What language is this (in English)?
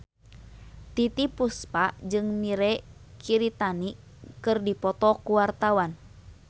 Sundanese